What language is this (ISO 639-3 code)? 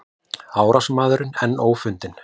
isl